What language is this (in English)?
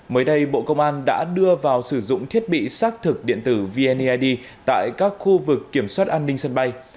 Vietnamese